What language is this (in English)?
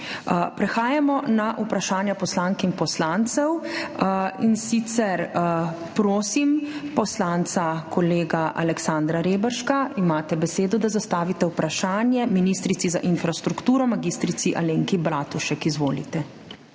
Slovenian